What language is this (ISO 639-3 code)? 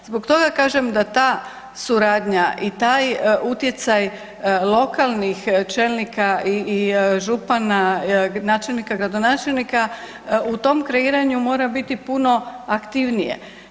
hrv